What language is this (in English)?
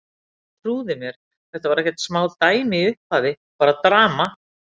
Icelandic